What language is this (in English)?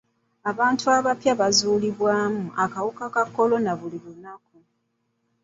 Ganda